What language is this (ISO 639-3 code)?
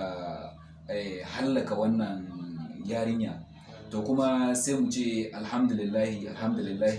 hau